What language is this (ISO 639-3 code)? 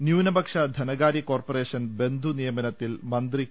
mal